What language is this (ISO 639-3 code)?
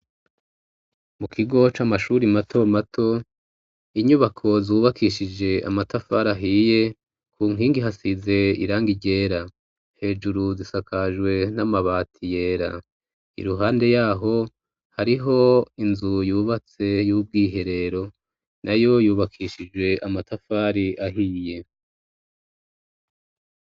run